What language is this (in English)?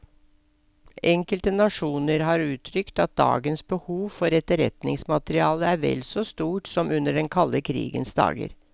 Norwegian